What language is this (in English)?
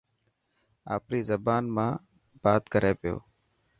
Dhatki